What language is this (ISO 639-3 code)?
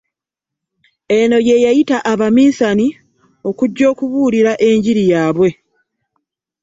lug